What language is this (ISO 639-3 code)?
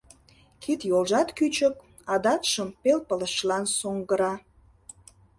chm